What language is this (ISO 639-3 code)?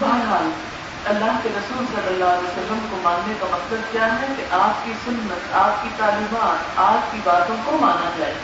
urd